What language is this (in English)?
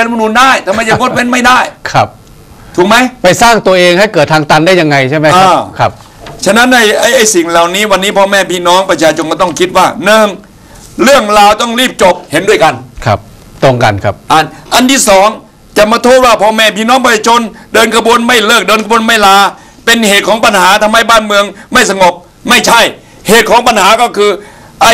Thai